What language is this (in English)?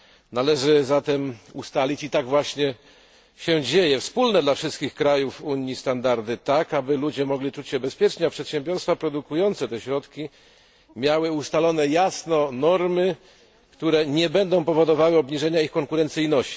Polish